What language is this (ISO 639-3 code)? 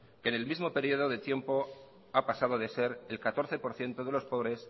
spa